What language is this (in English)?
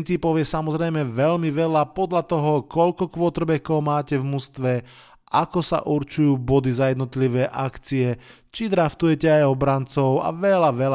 Slovak